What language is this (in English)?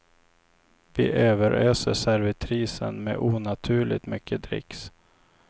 Swedish